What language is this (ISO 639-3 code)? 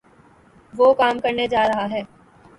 urd